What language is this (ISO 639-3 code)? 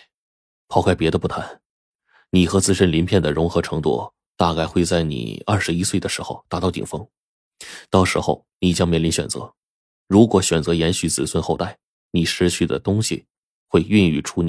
zho